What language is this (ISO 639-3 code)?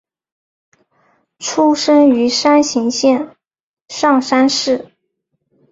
zho